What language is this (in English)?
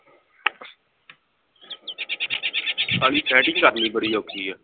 Punjabi